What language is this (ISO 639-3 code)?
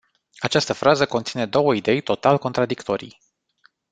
ron